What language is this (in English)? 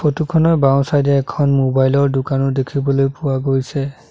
Assamese